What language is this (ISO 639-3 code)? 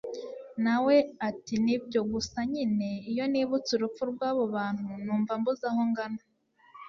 kin